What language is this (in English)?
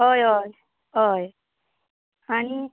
Konkani